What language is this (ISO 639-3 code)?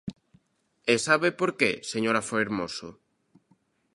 glg